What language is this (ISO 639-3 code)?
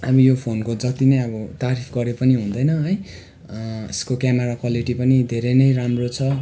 nep